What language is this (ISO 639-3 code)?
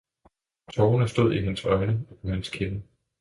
dan